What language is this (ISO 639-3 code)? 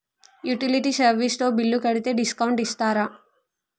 tel